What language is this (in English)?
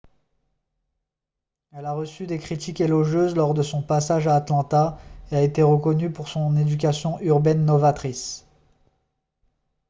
French